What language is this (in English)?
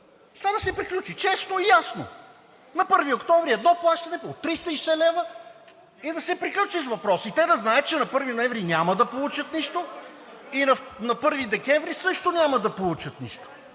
Bulgarian